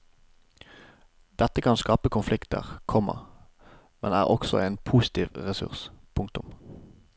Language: Norwegian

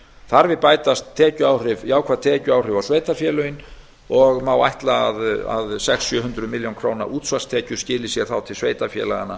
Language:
Icelandic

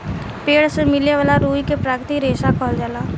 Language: Bhojpuri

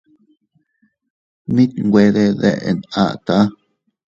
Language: Teutila Cuicatec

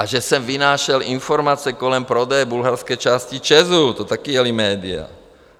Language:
Czech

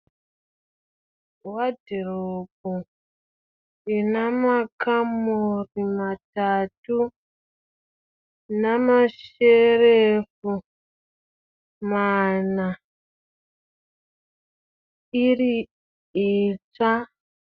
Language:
Shona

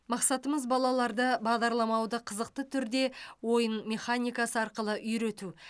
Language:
Kazakh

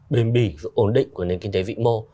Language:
Vietnamese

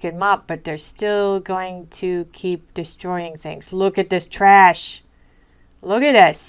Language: English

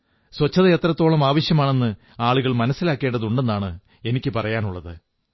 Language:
Malayalam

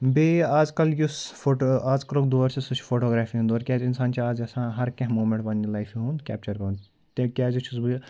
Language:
Kashmiri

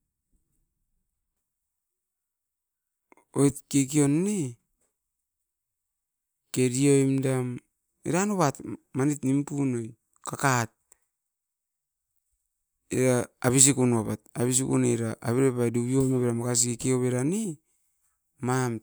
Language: Askopan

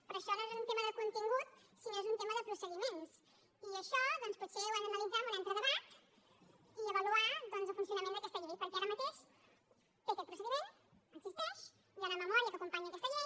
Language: Catalan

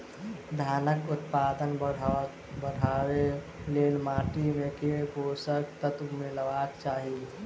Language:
Maithili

